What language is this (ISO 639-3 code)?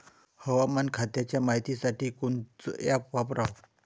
mar